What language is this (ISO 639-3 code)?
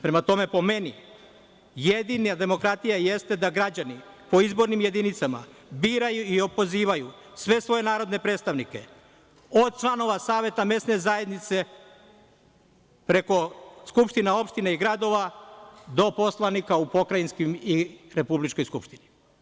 srp